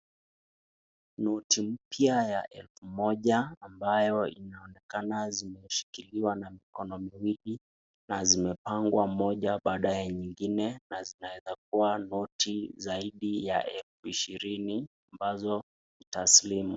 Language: Swahili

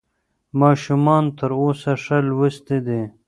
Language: Pashto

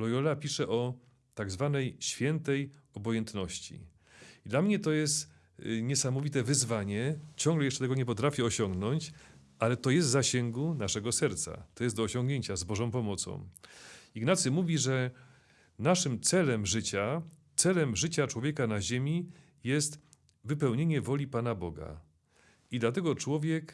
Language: Polish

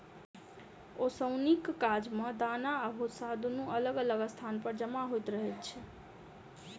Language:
Maithili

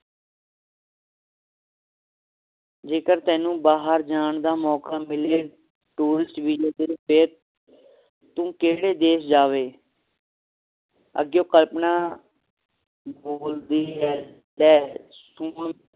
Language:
Punjabi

